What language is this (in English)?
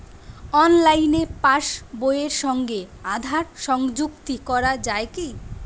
Bangla